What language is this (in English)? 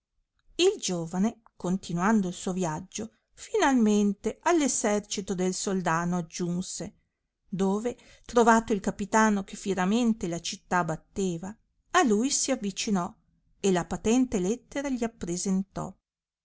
Italian